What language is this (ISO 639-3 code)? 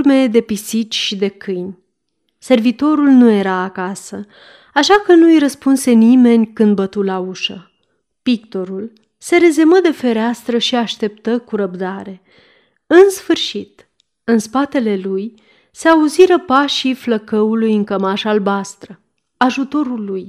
ron